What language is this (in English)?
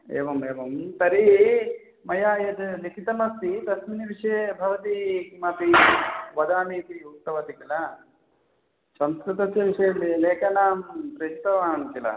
Sanskrit